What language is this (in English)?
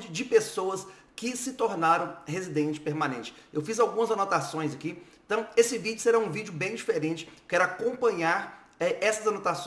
Portuguese